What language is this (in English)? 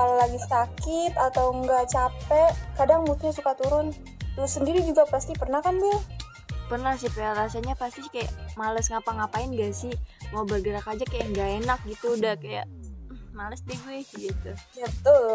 Indonesian